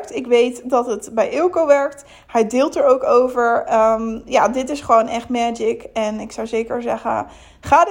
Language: Dutch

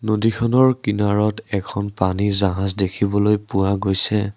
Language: Assamese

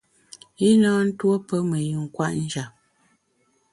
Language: Bamun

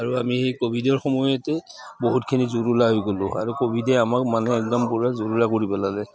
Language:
Assamese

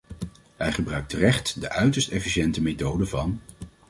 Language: Dutch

